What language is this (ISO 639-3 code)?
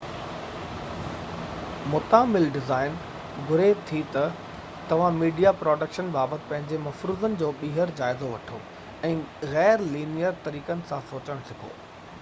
snd